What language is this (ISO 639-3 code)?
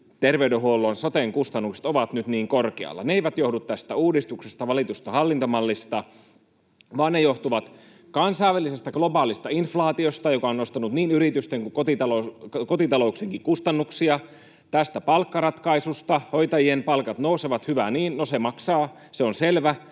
fin